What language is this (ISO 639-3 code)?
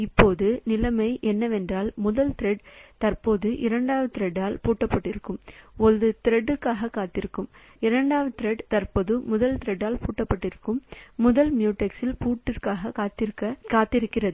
tam